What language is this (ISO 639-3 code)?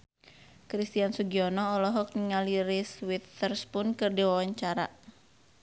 sun